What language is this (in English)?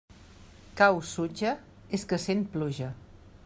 Catalan